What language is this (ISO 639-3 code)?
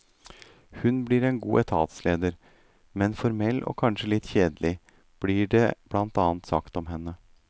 nor